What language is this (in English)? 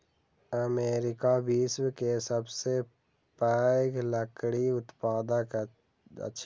Maithili